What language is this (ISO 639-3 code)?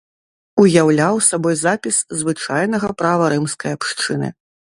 bel